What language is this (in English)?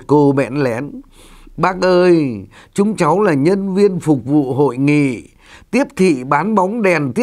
Vietnamese